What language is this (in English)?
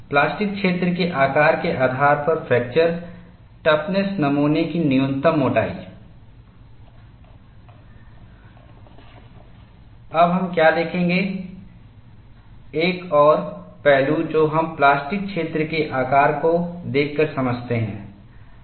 Hindi